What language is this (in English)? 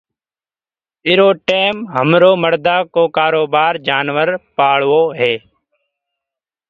Gurgula